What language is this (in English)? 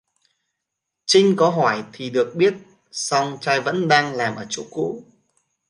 Vietnamese